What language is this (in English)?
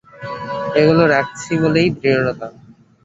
Bangla